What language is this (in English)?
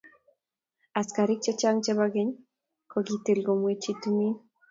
Kalenjin